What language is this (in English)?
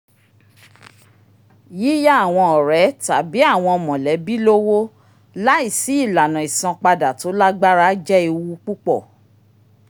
Yoruba